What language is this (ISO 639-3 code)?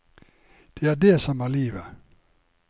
nor